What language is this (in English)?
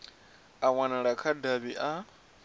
Venda